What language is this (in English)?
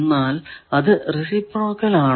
Malayalam